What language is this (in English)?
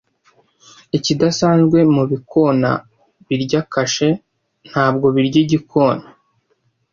Kinyarwanda